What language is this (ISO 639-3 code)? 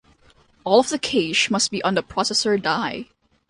eng